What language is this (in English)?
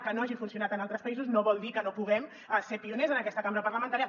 Catalan